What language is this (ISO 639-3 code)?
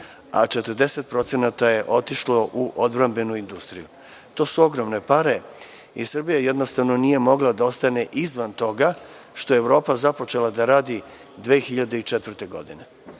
srp